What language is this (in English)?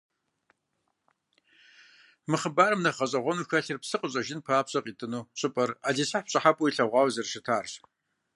Kabardian